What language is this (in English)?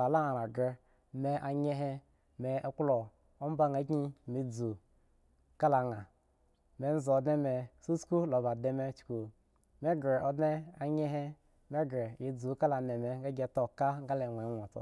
Eggon